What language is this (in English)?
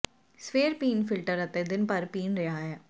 Punjabi